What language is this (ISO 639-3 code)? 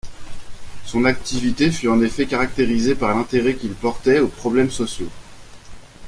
fra